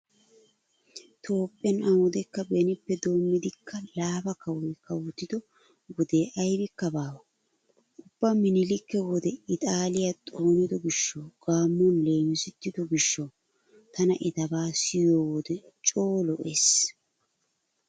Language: Wolaytta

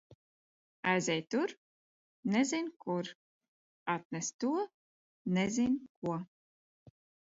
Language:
Latvian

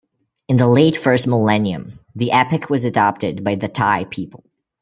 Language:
English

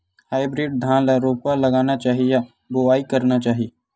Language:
Chhattisgarhi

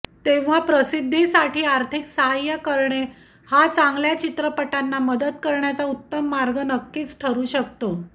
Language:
Marathi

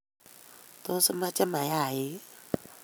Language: Kalenjin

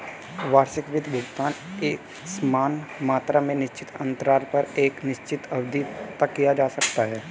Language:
Hindi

